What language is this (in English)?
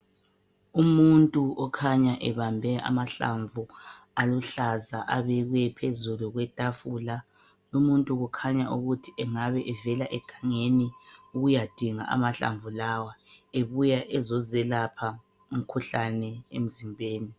North Ndebele